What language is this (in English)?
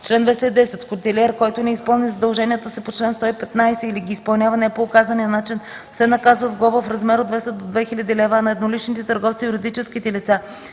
Bulgarian